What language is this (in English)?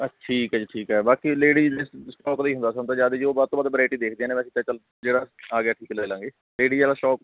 Punjabi